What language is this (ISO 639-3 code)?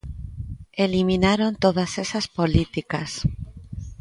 glg